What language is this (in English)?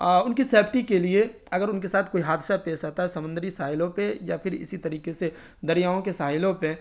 Urdu